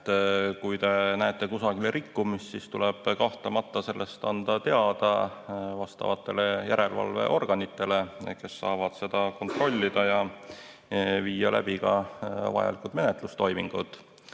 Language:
Estonian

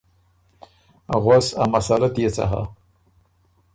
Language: Ormuri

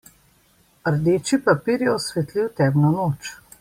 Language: Slovenian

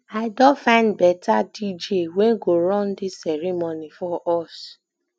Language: Nigerian Pidgin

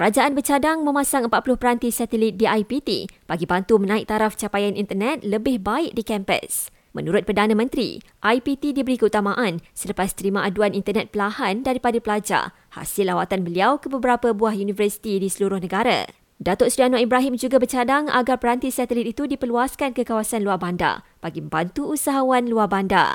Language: Malay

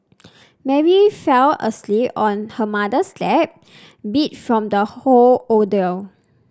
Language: English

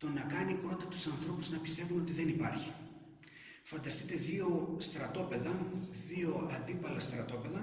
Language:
Greek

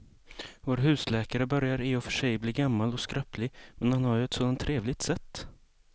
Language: Swedish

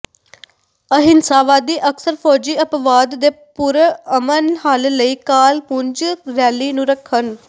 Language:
Punjabi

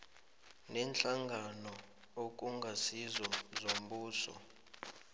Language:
South Ndebele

